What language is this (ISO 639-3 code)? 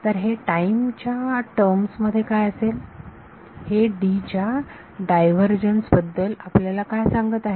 mar